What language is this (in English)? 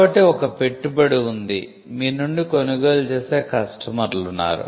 Telugu